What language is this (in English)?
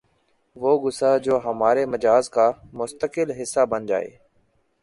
Urdu